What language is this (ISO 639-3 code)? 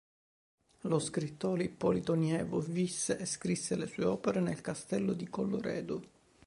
ita